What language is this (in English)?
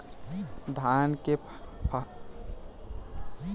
Bhojpuri